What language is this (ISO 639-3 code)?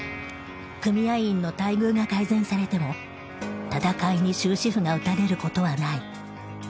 jpn